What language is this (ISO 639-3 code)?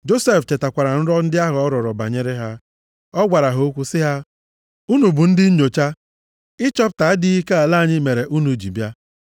ibo